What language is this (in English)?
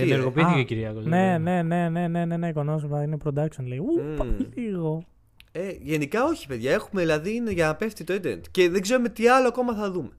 Greek